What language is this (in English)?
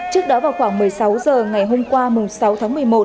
Vietnamese